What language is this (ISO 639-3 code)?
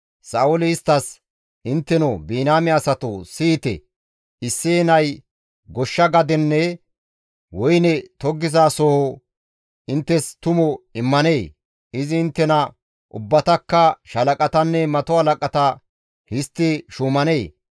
gmv